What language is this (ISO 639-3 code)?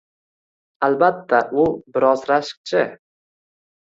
uzb